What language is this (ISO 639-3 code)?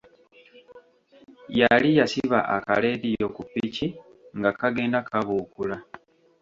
lug